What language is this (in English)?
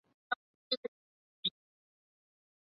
Chinese